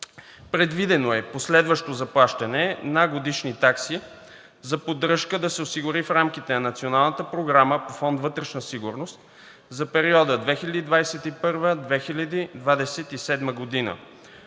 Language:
Bulgarian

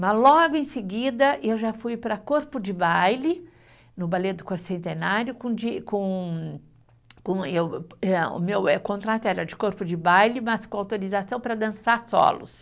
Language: Portuguese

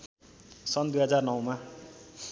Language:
Nepali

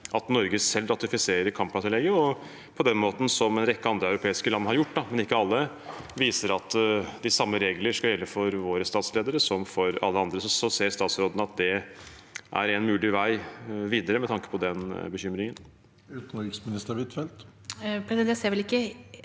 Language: Norwegian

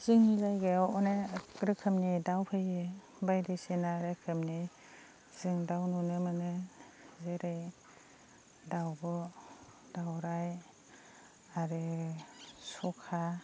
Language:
Bodo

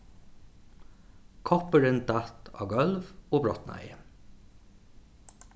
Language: Faroese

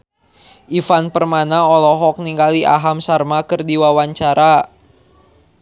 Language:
Sundanese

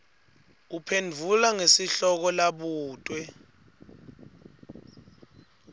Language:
Swati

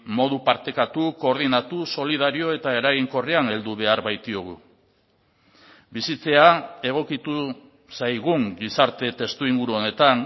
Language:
Basque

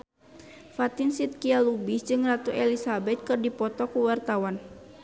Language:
Sundanese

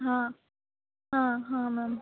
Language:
Marathi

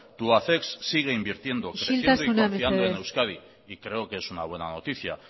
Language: Spanish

